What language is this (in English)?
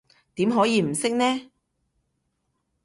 Cantonese